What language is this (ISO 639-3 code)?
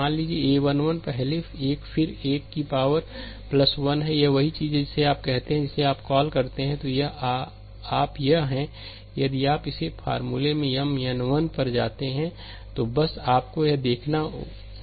hin